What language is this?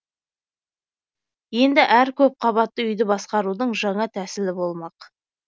Kazakh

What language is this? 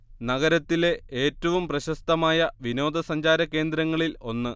Malayalam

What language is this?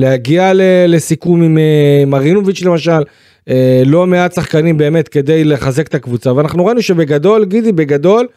Hebrew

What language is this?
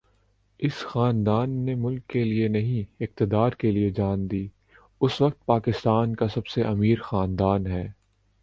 Urdu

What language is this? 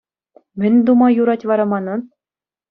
Chuvash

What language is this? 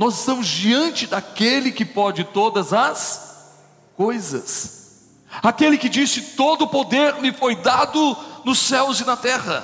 Portuguese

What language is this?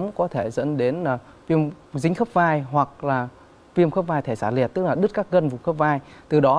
Vietnamese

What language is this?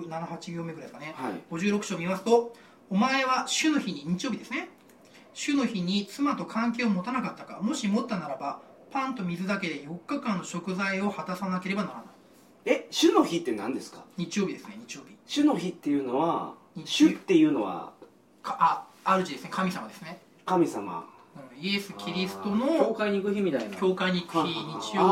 Japanese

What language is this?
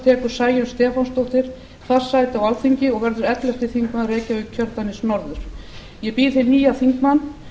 Icelandic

